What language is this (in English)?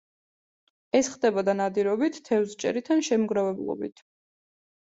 Georgian